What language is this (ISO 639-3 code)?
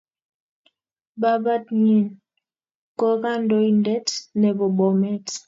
kln